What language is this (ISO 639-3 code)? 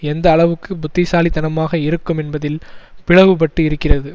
tam